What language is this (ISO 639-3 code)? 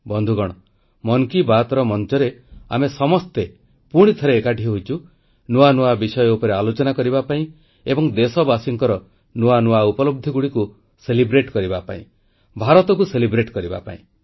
ori